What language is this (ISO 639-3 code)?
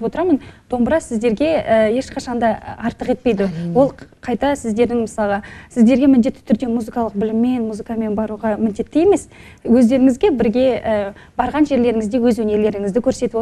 rus